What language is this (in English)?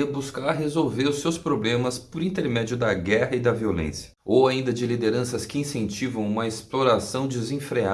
Portuguese